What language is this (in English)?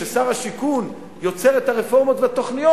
Hebrew